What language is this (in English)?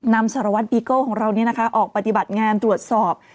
Thai